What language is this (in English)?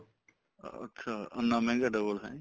Punjabi